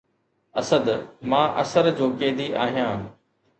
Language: Sindhi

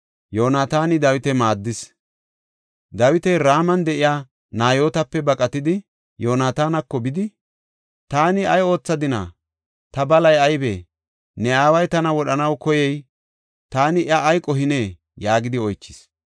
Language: Gofa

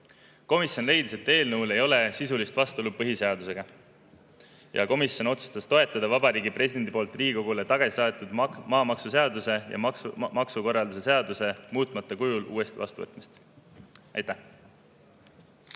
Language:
Estonian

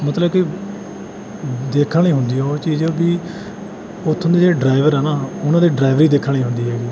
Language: Punjabi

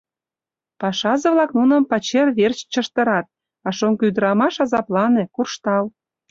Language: Mari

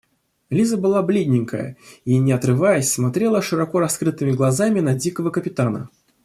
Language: Russian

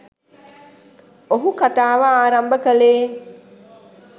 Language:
Sinhala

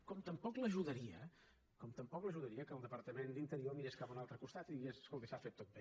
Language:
Catalan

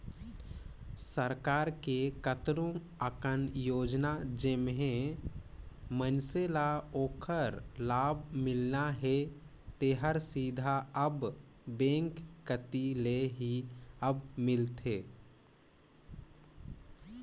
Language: Chhattisgarhi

